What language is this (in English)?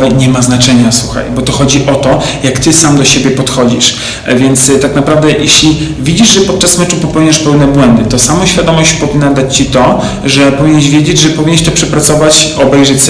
Polish